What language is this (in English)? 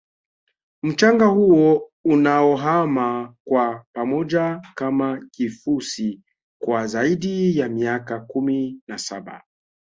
Swahili